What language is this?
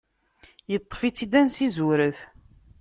Kabyle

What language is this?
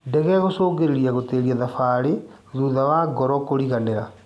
Kikuyu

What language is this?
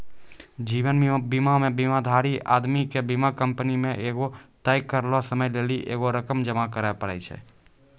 Maithili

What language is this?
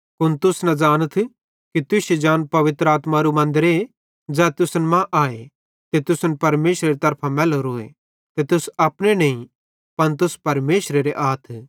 Bhadrawahi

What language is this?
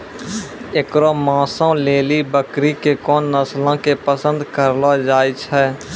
Maithili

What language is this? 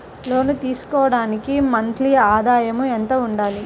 Telugu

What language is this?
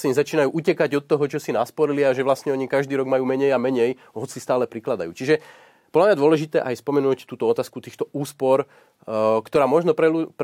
Slovak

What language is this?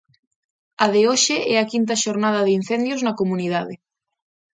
Galician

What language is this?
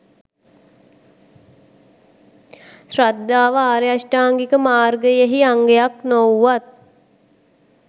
Sinhala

